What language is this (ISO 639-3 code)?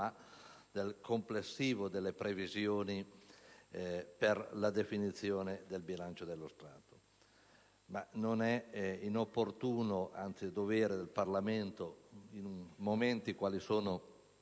ita